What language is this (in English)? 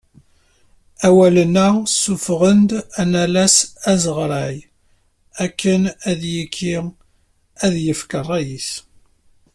Kabyle